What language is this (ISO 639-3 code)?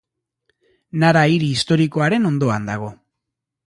eus